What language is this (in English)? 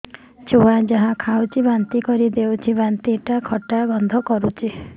Odia